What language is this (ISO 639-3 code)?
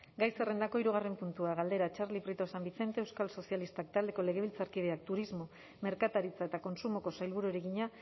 eus